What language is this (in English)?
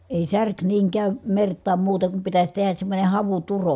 Finnish